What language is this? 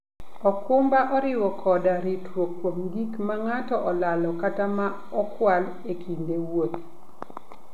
Luo (Kenya and Tanzania)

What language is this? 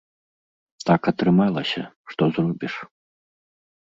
Belarusian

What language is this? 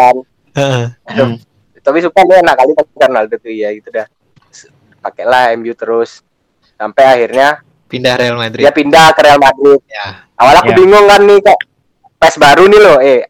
Indonesian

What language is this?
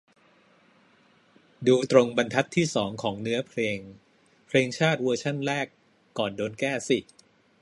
Thai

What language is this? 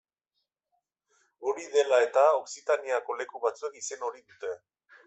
Basque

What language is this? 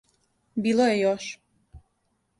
Serbian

